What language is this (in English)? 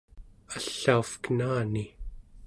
Central Yupik